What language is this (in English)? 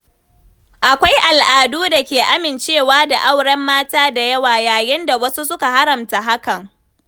Hausa